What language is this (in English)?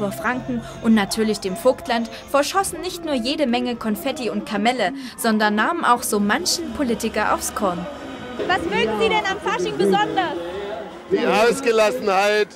German